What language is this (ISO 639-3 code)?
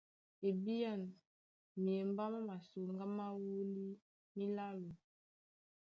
dua